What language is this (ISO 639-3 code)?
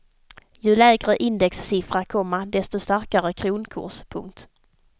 swe